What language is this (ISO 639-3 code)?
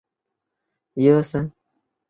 zho